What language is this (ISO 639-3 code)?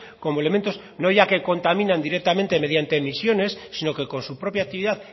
spa